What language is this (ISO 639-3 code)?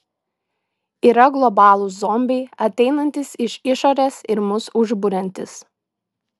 lit